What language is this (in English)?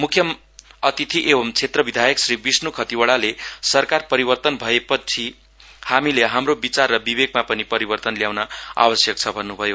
Nepali